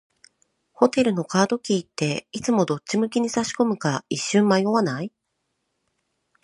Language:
Japanese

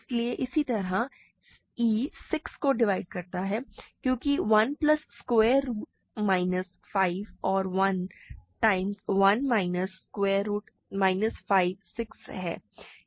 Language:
Hindi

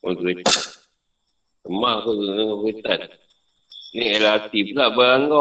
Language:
Malay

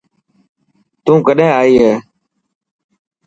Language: Dhatki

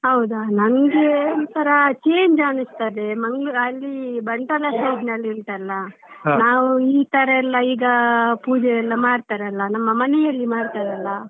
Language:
Kannada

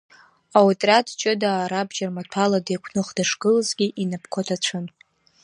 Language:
Abkhazian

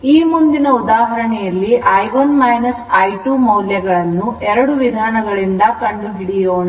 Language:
Kannada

